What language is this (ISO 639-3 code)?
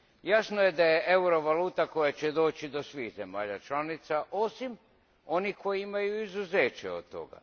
hrv